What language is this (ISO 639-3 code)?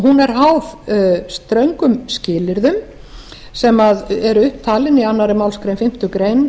isl